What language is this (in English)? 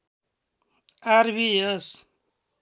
Nepali